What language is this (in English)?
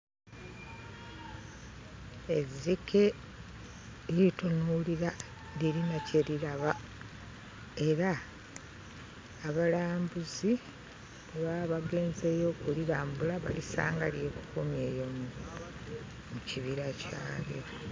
Ganda